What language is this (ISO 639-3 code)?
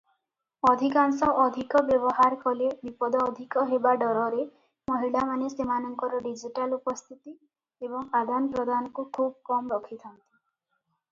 ori